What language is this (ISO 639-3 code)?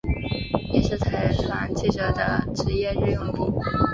zho